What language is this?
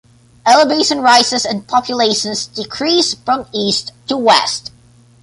English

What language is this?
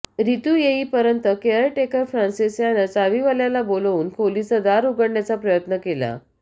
Marathi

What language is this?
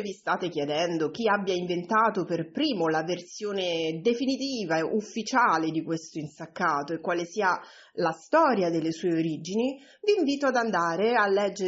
Italian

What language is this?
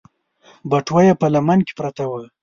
Pashto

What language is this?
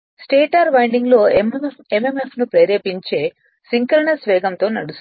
Telugu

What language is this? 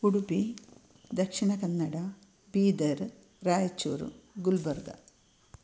Sanskrit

